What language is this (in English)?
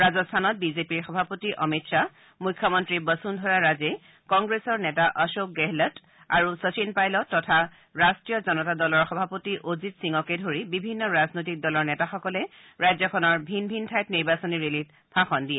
Assamese